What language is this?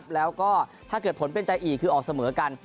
Thai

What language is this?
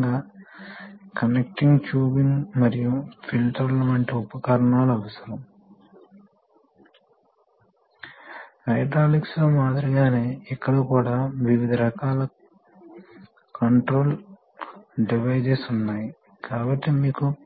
Telugu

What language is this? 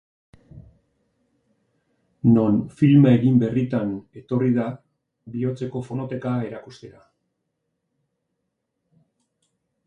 Basque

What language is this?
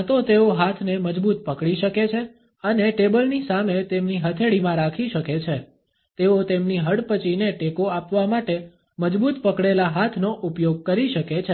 Gujarati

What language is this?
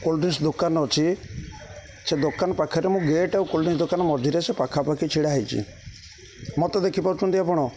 Odia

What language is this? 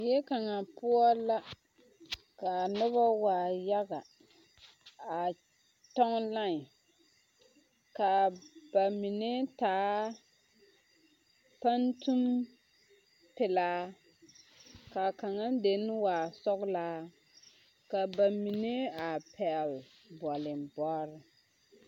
Southern Dagaare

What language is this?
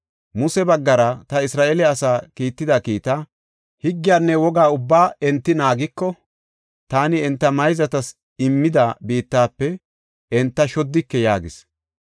Gofa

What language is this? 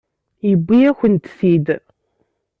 Kabyle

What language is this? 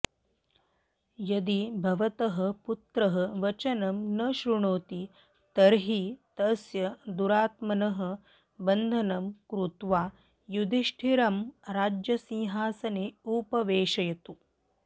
Sanskrit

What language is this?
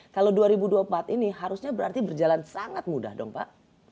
Indonesian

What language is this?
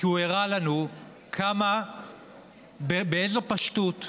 Hebrew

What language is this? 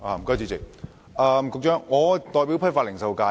Cantonese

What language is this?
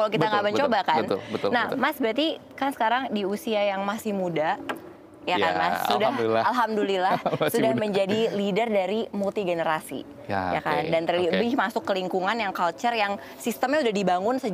Indonesian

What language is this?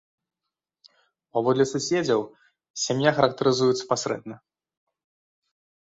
Belarusian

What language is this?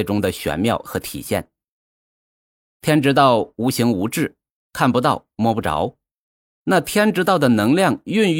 Chinese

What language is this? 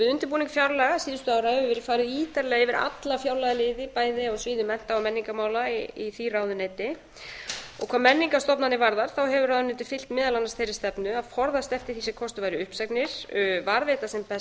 Icelandic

